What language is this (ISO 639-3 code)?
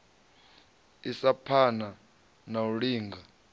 ven